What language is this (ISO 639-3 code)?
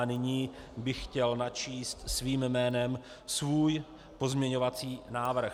ces